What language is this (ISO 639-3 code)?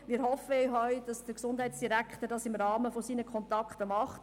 gsw